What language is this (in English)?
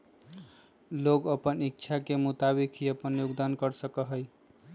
Magahi